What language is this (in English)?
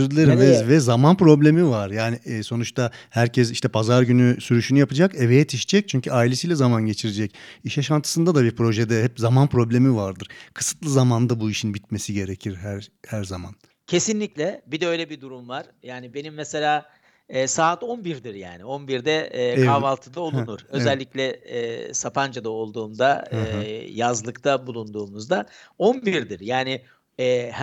Turkish